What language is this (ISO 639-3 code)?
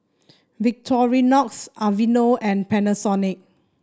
eng